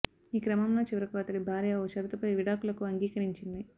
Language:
Telugu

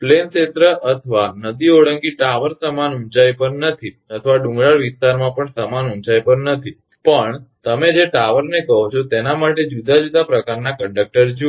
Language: Gujarati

